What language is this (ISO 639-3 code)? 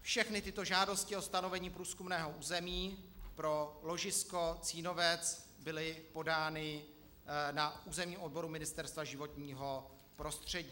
ces